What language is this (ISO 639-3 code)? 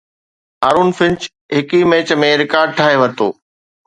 snd